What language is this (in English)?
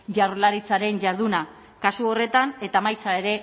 Basque